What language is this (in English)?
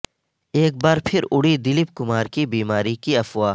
Urdu